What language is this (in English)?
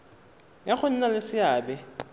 Tswana